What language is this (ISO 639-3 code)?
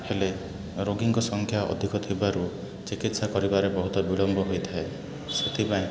ori